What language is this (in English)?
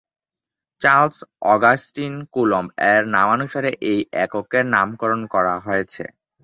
Bangla